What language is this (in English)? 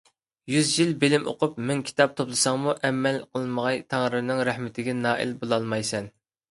Uyghur